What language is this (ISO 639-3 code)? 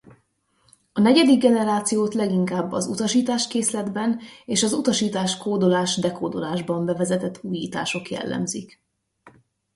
hun